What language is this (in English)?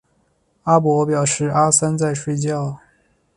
Chinese